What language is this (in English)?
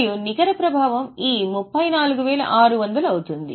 Telugu